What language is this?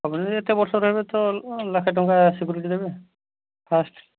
Odia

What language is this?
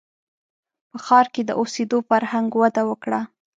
Pashto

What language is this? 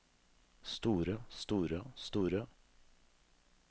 Norwegian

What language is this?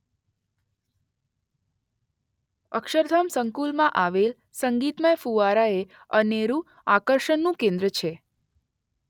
Gujarati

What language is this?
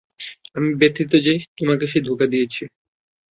Bangla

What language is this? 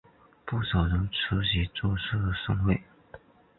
Chinese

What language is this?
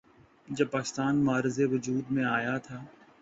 Urdu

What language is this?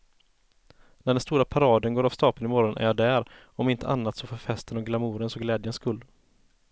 Swedish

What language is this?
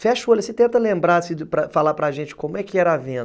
Portuguese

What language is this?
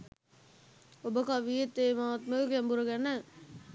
Sinhala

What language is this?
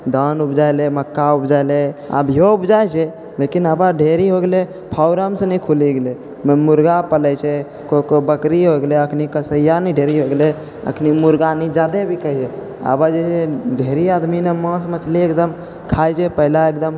Maithili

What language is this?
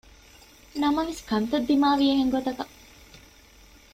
Divehi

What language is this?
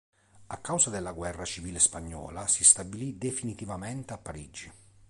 Italian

